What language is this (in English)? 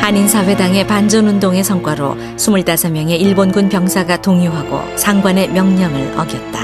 Korean